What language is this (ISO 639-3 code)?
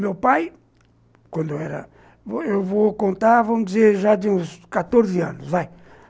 por